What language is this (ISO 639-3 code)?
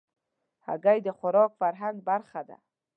pus